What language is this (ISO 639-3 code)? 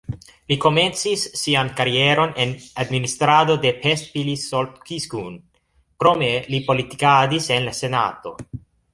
epo